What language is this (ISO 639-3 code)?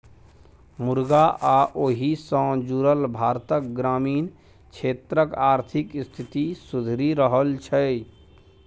mai